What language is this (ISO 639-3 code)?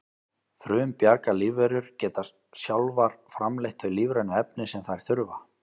isl